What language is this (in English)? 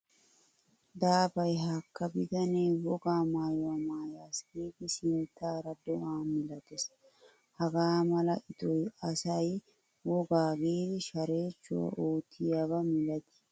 Wolaytta